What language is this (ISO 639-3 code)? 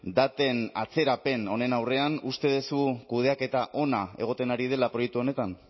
eus